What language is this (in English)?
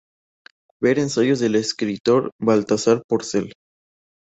Spanish